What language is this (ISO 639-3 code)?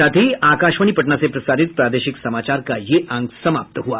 hin